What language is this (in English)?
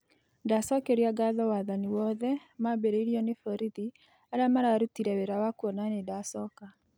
Kikuyu